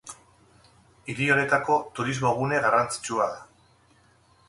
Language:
Basque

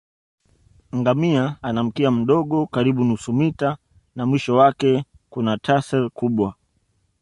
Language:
Swahili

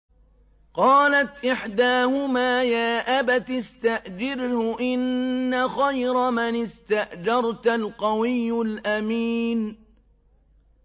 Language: Arabic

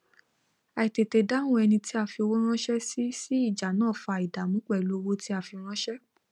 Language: Yoruba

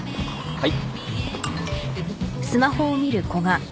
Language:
Japanese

